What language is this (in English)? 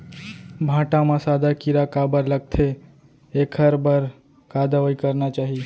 Chhattisgarhi